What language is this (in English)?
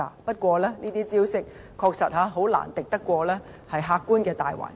Cantonese